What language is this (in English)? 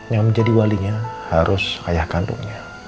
Indonesian